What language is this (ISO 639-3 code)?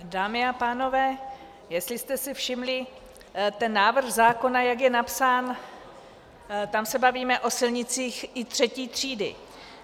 ces